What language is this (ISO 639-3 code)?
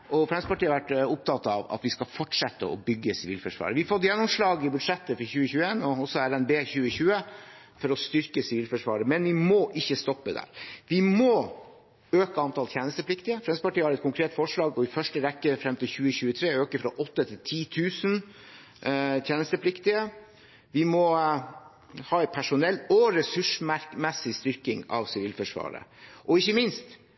nob